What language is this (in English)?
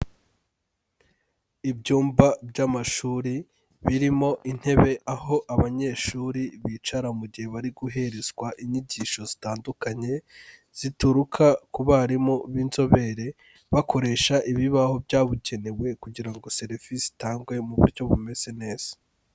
Kinyarwanda